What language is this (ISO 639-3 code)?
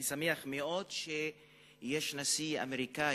heb